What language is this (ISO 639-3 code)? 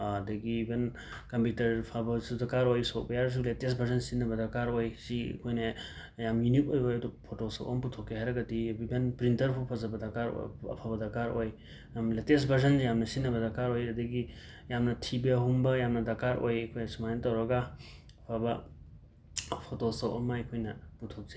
mni